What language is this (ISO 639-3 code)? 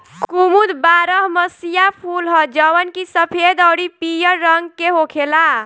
bho